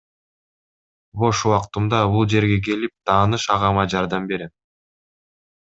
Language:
Kyrgyz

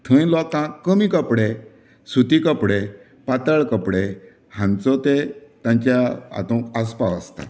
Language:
Konkani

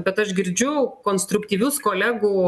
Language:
Lithuanian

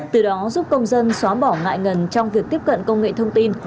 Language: Vietnamese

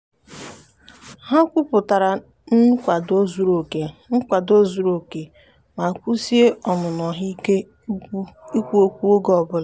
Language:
Igbo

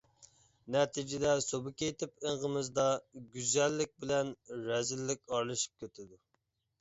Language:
Uyghur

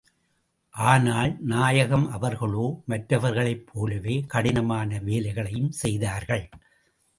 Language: Tamil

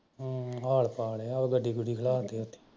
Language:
Punjabi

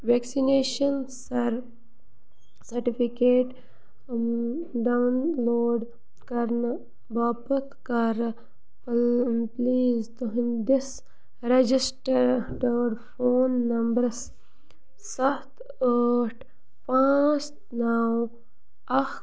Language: Kashmiri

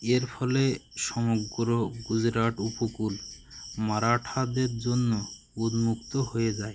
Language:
Bangla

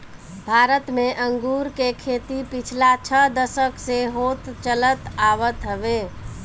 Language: Bhojpuri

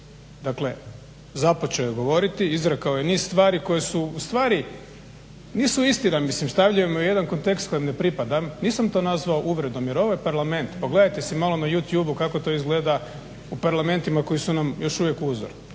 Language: Croatian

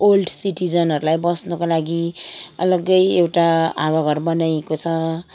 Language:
Nepali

